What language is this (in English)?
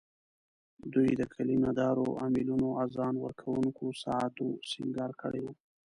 Pashto